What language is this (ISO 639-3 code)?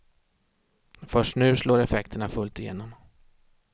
swe